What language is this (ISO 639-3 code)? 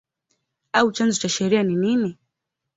swa